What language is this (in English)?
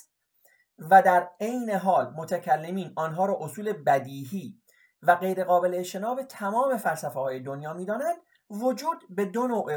Persian